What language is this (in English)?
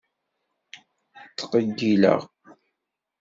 Kabyle